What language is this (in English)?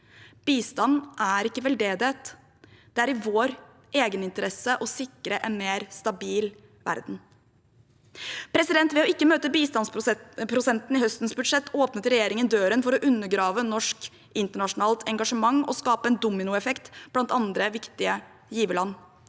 Norwegian